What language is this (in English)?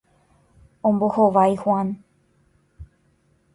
Guarani